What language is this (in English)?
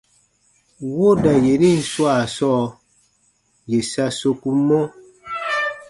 Baatonum